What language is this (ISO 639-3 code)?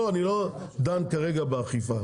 heb